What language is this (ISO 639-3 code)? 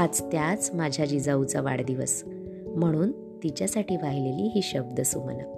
mar